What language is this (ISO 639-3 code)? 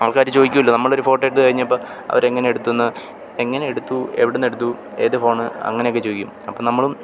mal